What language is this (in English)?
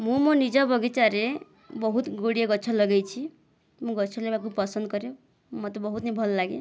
Odia